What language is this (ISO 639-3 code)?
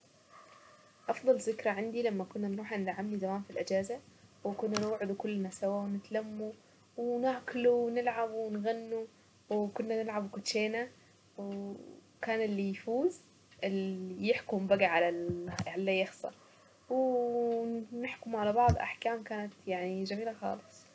aec